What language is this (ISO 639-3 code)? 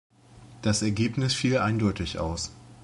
deu